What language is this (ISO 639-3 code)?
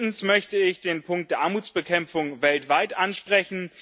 deu